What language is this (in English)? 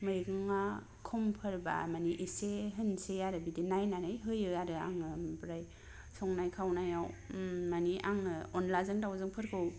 Bodo